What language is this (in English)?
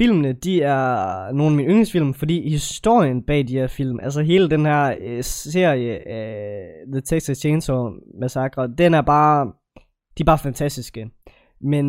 Danish